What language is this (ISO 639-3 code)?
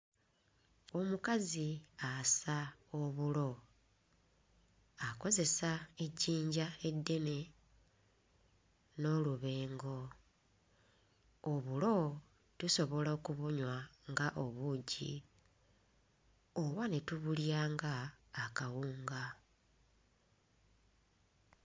lug